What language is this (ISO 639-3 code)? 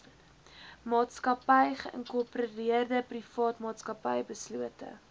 afr